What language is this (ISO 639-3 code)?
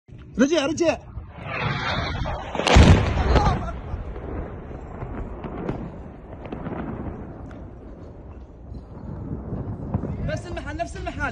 ara